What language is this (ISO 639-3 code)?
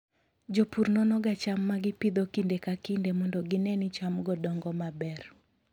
luo